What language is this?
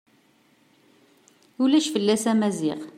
Kabyle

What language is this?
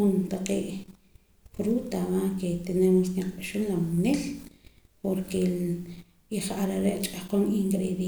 Poqomam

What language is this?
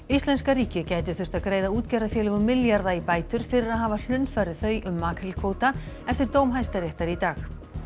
Icelandic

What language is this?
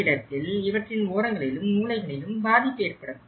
Tamil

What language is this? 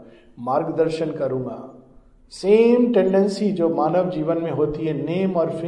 Hindi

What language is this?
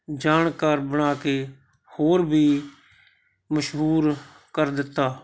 Punjabi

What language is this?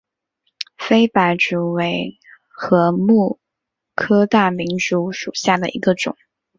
Chinese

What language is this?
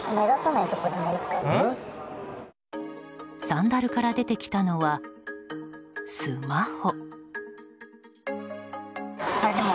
Japanese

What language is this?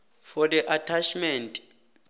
South Ndebele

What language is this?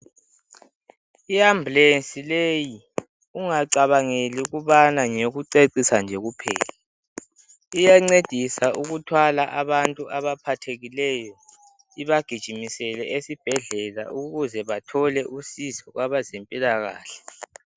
North Ndebele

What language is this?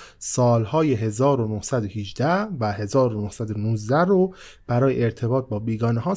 Persian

